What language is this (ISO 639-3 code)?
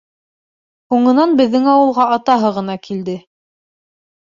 bak